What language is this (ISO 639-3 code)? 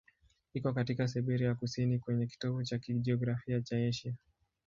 swa